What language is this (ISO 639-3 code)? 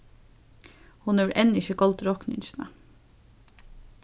fao